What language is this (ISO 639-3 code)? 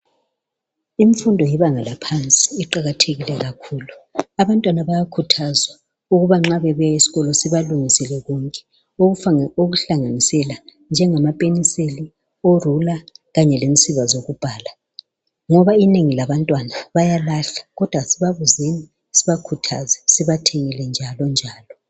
nde